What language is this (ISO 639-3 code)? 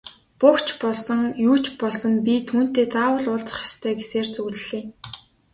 mon